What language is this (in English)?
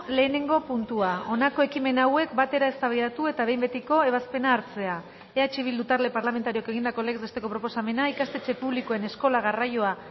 Basque